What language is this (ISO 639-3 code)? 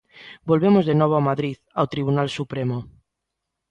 glg